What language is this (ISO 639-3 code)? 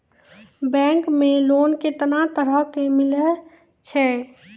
mai